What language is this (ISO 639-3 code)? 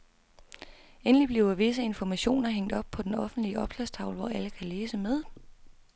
dan